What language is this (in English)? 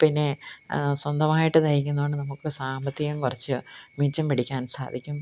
Malayalam